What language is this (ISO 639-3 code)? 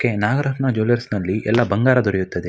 kan